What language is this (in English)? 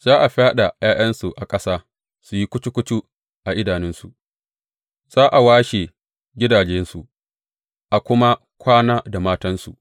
Hausa